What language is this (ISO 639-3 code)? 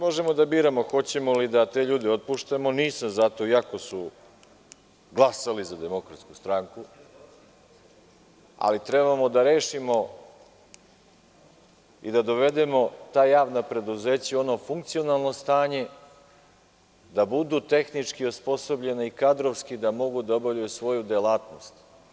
srp